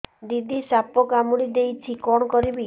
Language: Odia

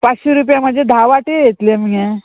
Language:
Konkani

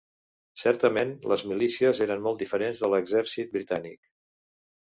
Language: Catalan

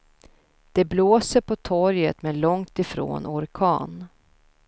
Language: Swedish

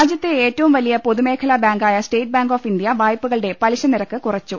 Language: Malayalam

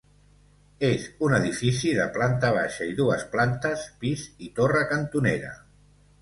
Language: Catalan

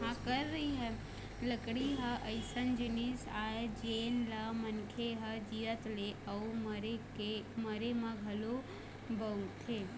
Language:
Chhattisgarhi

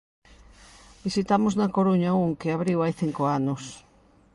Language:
Galician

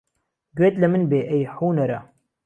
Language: Central Kurdish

